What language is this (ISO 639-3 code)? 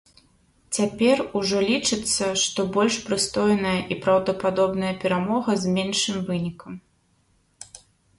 bel